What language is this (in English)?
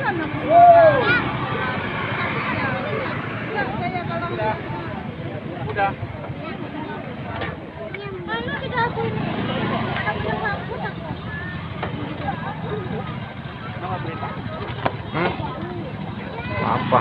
Indonesian